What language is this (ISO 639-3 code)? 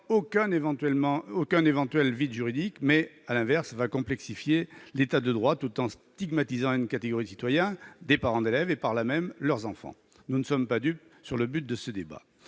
fra